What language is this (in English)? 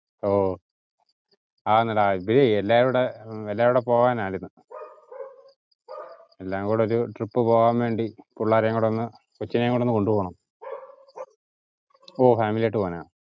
Malayalam